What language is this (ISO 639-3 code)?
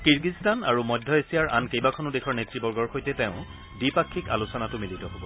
asm